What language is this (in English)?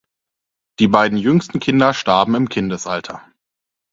German